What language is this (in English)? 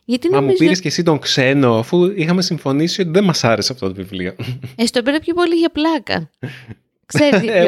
Greek